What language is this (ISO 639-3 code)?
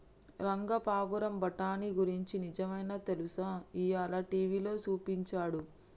tel